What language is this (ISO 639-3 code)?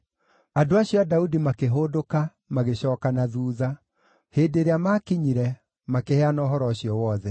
kik